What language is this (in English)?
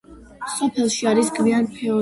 Georgian